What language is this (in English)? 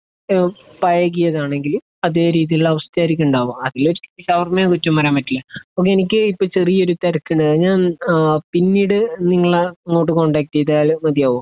Malayalam